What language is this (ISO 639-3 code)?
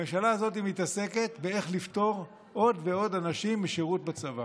heb